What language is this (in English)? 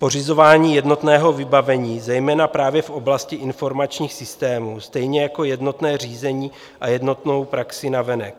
Czech